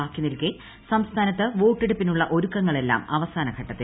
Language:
Malayalam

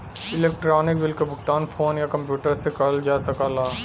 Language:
Bhojpuri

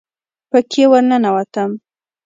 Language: Pashto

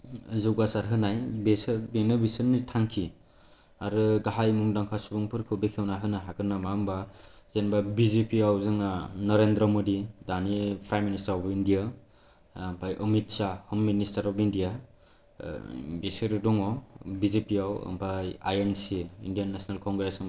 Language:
Bodo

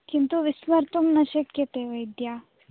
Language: Sanskrit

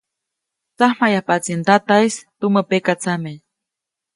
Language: Copainalá Zoque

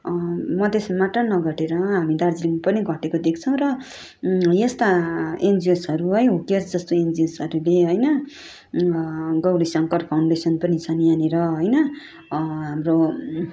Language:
Nepali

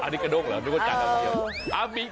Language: Thai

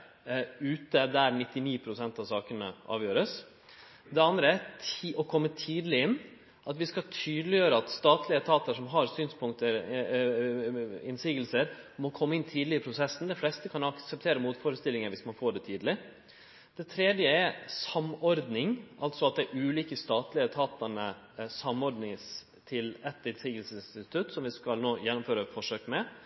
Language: Norwegian Nynorsk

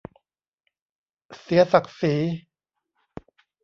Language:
Thai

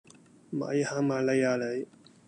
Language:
Cantonese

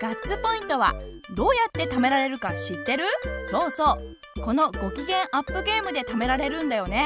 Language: Japanese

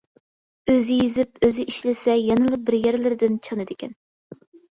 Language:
Uyghur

